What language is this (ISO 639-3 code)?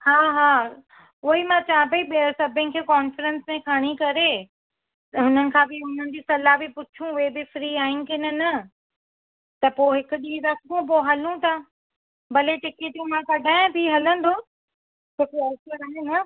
snd